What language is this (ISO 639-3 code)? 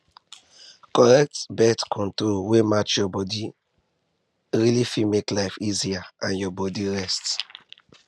pcm